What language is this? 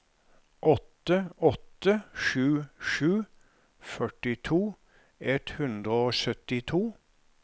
Norwegian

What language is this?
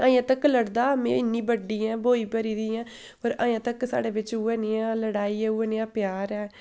Dogri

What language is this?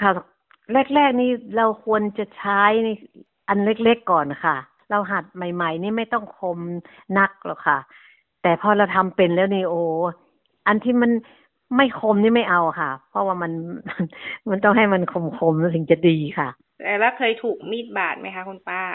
Thai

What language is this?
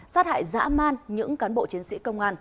Vietnamese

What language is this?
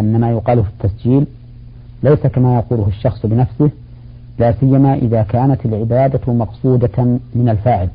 Arabic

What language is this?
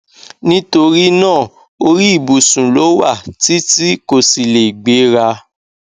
Yoruba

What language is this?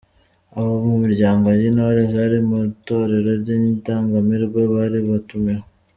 Kinyarwanda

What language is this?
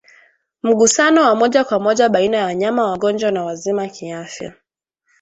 Swahili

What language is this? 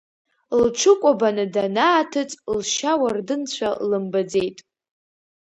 Abkhazian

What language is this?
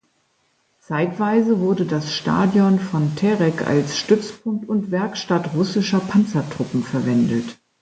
German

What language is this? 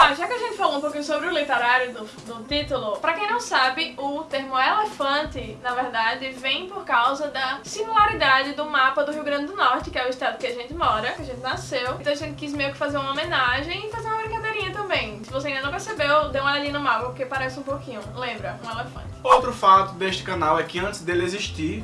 Portuguese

